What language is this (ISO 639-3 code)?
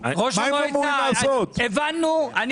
heb